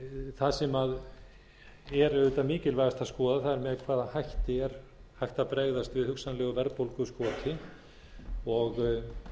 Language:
Icelandic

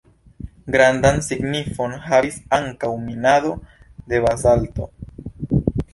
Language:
Esperanto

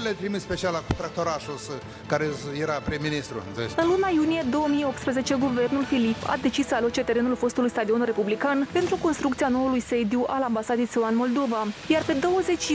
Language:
Romanian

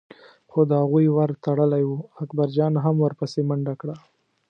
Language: Pashto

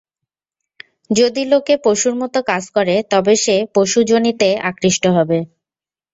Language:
Bangla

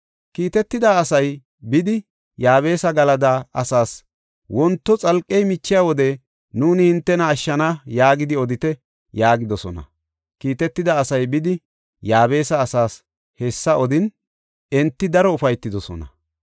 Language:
Gofa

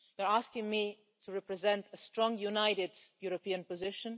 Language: English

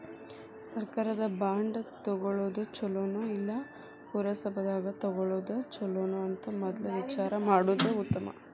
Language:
Kannada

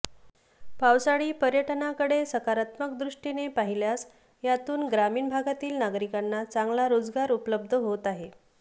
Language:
Marathi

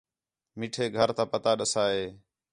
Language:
Khetrani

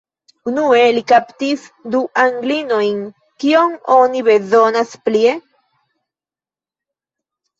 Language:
Esperanto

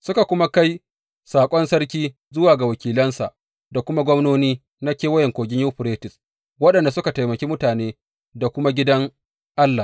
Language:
Hausa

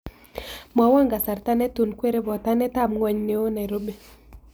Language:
Kalenjin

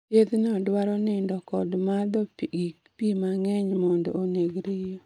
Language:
Luo (Kenya and Tanzania)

